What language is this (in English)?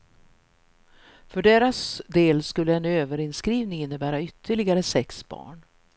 Swedish